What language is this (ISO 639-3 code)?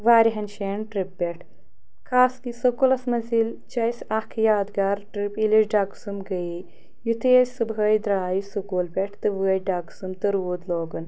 kas